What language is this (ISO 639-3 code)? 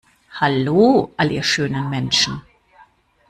deu